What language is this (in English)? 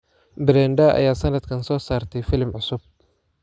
Somali